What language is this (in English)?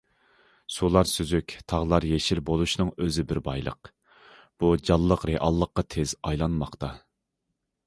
Uyghur